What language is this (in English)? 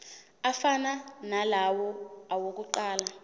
Zulu